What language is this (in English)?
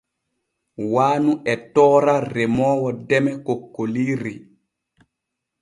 Borgu Fulfulde